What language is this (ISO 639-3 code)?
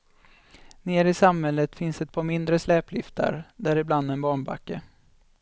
swe